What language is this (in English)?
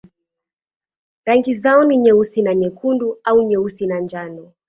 Swahili